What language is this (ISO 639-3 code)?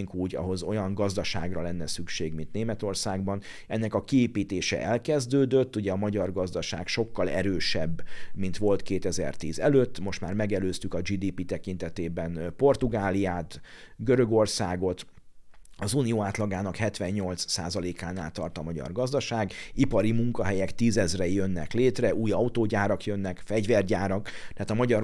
hun